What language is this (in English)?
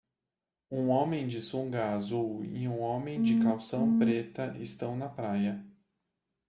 Portuguese